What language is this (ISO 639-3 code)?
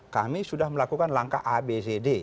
ind